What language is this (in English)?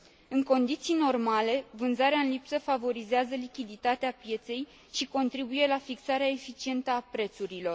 Romanian